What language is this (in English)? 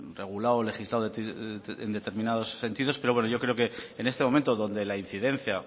Spanish